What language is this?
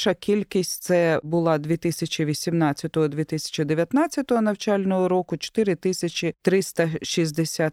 Ukrainian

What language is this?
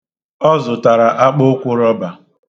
Igbo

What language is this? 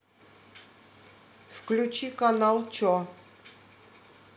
Russian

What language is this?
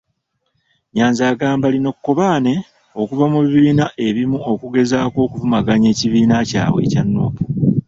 Ganda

